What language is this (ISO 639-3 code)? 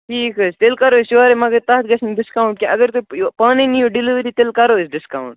kas